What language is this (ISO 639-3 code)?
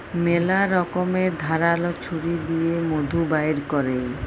ben